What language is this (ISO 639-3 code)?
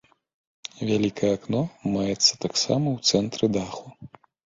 bel